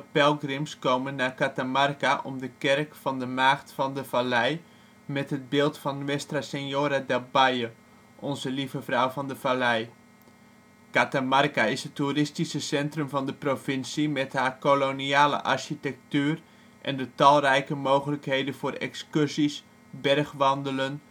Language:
Dutch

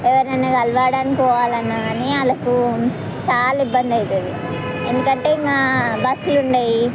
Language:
Telugu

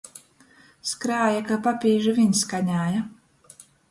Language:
Latgalian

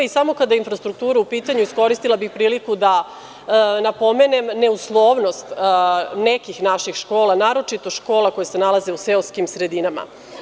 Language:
Serbian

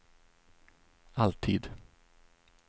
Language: Swedish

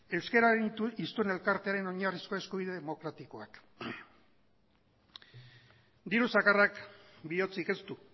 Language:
Basque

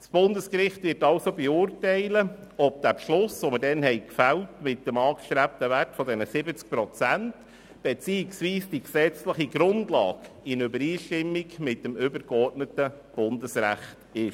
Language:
Swiss German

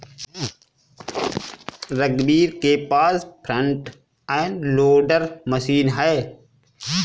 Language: Hindi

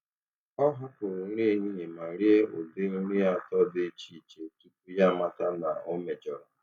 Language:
Igbo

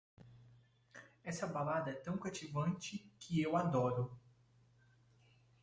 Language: Portuguese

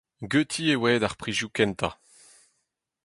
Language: Breton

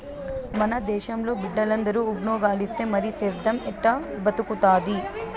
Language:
Telugu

